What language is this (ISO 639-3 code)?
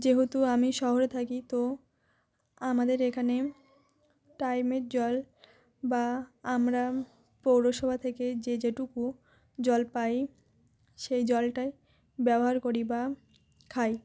ben